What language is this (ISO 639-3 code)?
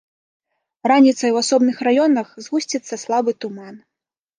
bel